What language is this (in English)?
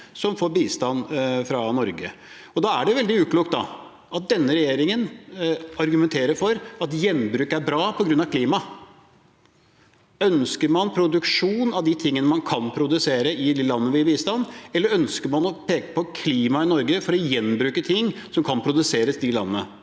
Norwegian